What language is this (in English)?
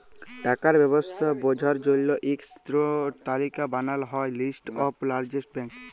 Bangla